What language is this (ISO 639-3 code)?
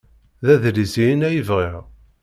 kab